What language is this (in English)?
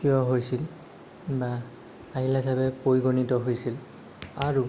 Assamese